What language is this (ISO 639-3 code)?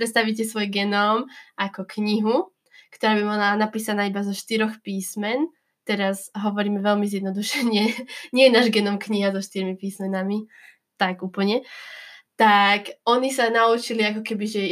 slk